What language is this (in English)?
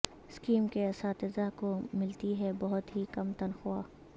Urdu